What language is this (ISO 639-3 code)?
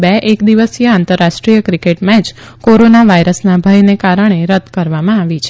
guj